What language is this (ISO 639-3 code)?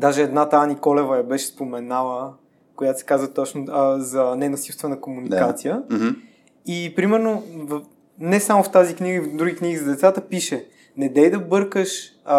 bul